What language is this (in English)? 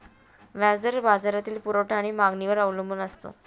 Marathi